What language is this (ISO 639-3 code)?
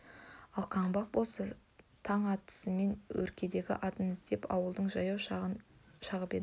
kaz